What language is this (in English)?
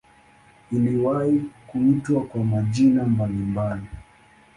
Swahili